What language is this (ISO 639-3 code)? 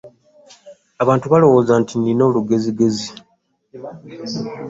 lug